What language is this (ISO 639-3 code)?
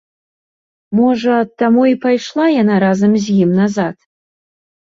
bel